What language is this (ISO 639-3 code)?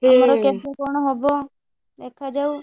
ori